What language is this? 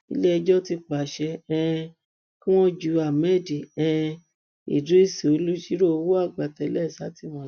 Yoruba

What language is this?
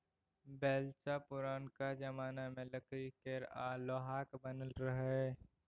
Maithili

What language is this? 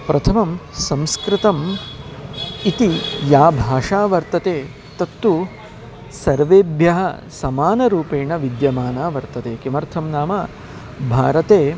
Sanskrit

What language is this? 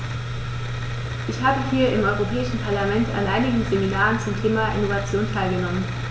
German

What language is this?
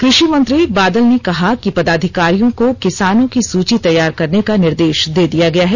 Hindi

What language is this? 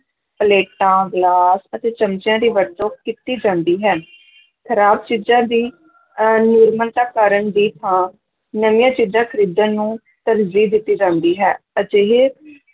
Punjabi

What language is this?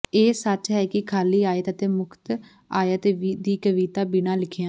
Punjabi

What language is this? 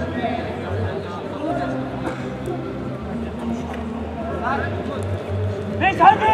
Turkish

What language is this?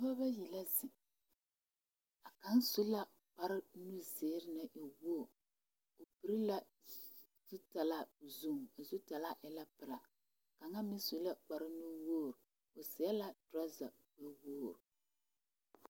Southern Dagaare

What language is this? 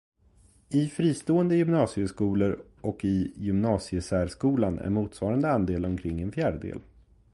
Swedish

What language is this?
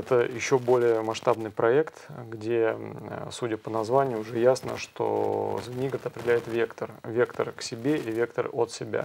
Russian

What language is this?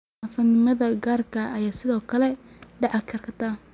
Somali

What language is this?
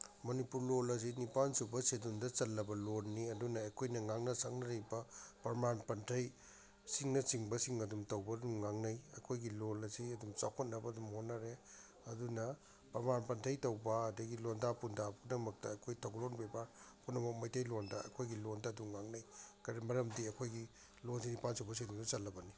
Manipuri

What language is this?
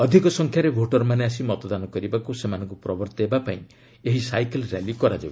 Odia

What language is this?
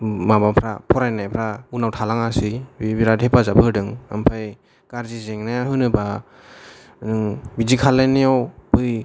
Bodo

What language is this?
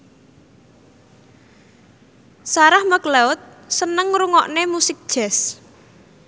Javanese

